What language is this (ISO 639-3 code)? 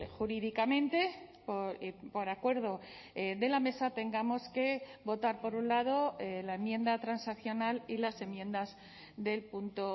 spa